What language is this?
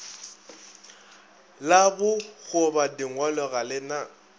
Northern Sotho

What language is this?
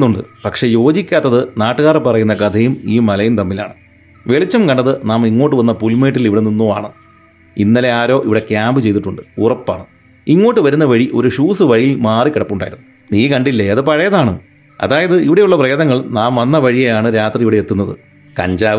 Malayalam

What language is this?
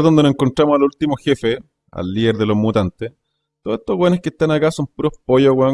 Spanish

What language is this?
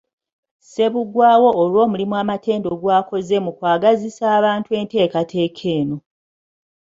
Ganda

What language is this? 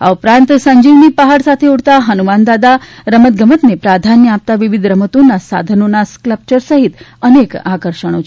Gujarati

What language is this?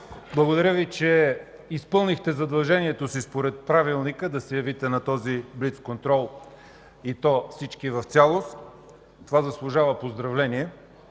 Bulgarian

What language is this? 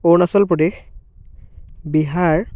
Assamese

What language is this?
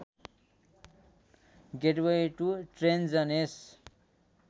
Nepali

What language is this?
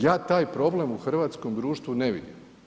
Croatian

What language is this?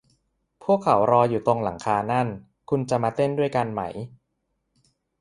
Thai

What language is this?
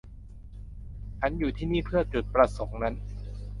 Thai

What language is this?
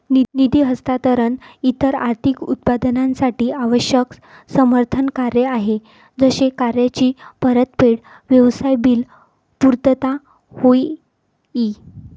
Marathi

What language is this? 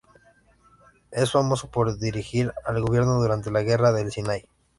Spanish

